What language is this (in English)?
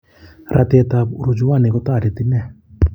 Kalenjin